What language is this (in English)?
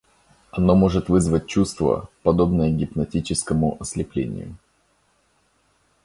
Russian